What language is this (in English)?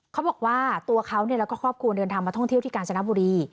Thai